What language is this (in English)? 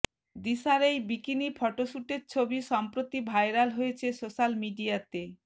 Bangla